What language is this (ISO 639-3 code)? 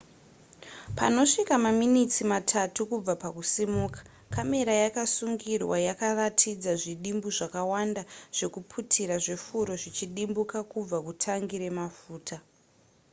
sna